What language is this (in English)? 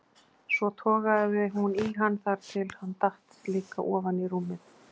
Icelandic